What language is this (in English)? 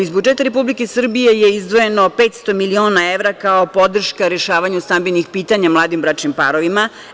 Serbian